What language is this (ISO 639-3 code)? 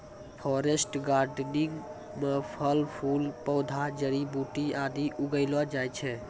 mai